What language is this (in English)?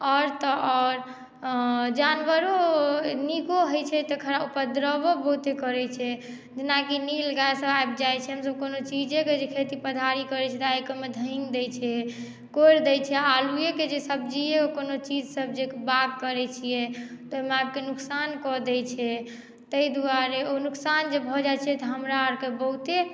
Maithili